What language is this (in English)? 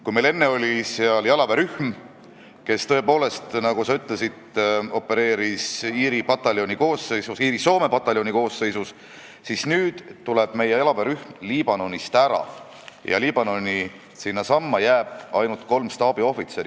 Estonian